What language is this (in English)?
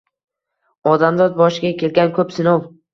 Uzbek